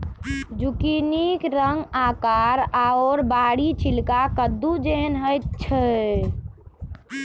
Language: Maithili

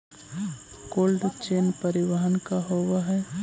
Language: Magahi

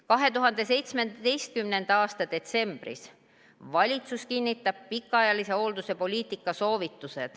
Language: Estonian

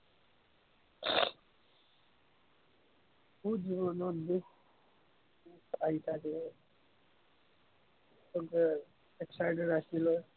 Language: Assamese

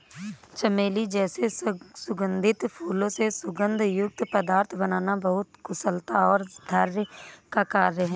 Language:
Hindi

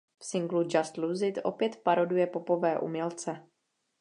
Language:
Czech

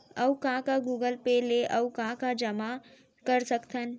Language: Chhattisgarhi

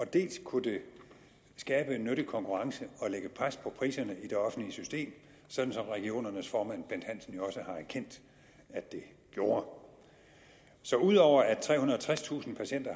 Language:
Danish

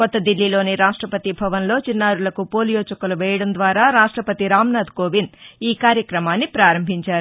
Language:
Telugu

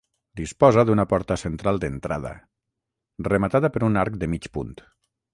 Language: Catalan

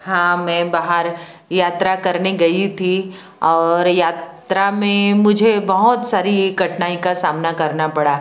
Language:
Hindi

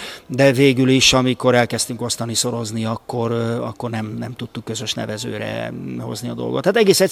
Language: Hungarian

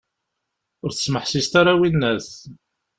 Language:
Kabyle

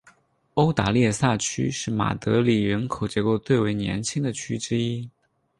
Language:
Chinese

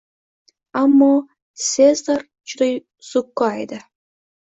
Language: Uzbek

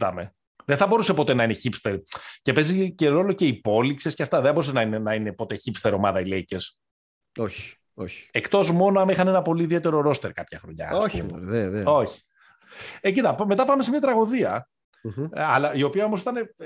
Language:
Greek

